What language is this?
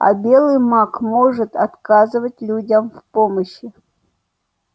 Russian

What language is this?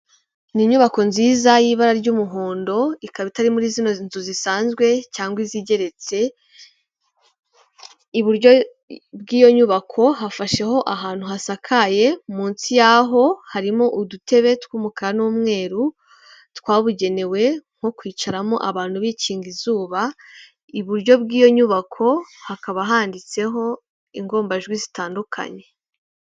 Kinyarwanda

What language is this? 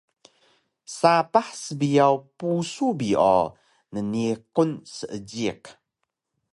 Taroko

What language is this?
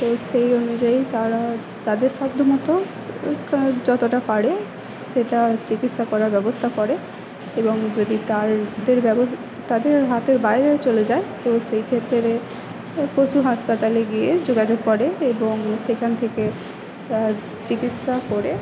Bangla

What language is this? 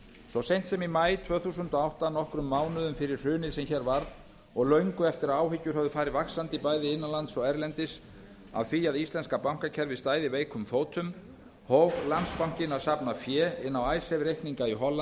Icelandic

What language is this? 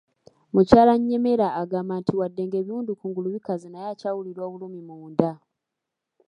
Ganda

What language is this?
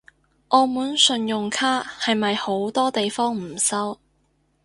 Cantonese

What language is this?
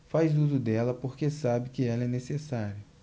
Portuguese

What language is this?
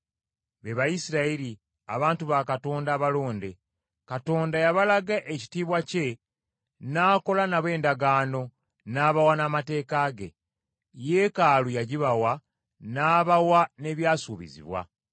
Ganda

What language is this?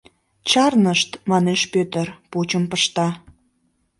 Mari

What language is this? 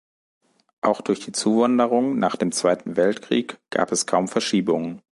German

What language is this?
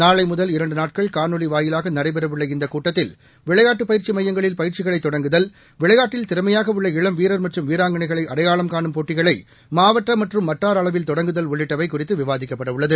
Tamil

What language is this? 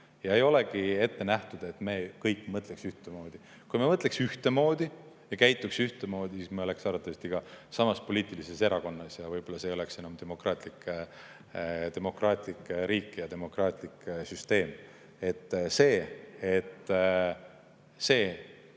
Estonian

